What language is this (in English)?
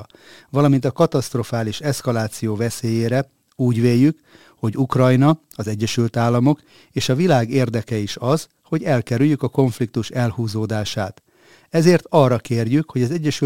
Hungarian